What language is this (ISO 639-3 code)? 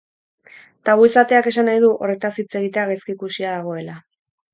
eus